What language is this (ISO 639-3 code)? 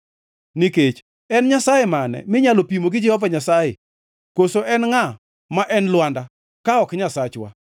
luo